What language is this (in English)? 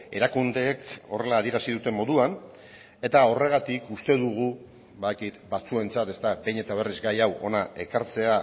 Basque